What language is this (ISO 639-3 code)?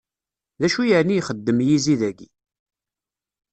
kab